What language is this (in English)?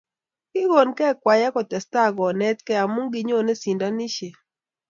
Kalenjin